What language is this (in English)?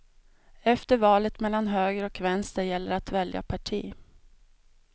Swedish